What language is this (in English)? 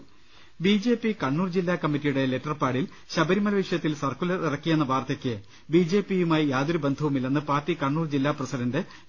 Malayalam